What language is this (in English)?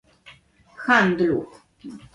Polish